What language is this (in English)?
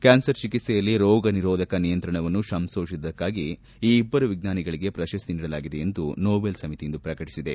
Kannada